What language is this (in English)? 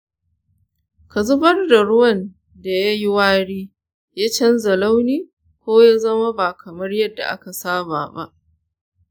Hausa